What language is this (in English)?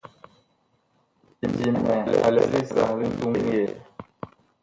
Bakoko